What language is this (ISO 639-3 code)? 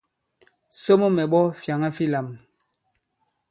abb